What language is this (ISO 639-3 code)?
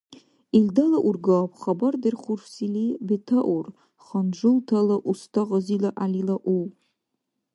dar